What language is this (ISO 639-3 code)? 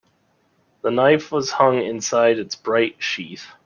eng